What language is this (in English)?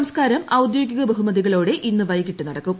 Malayalam